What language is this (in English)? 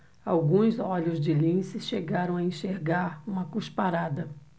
Portuguese